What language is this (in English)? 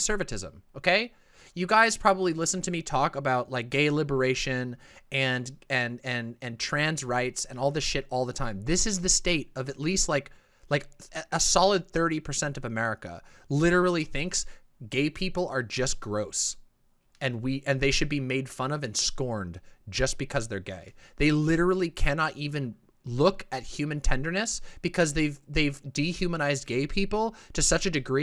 English